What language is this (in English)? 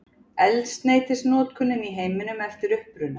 Icelandic